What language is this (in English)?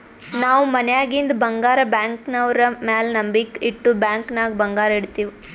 Kannada